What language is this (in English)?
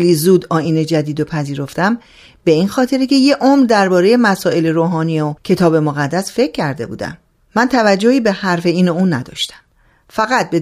Persian